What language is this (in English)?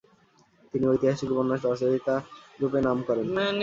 Bangla